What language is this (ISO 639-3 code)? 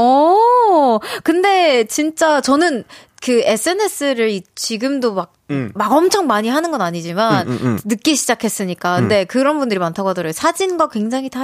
kor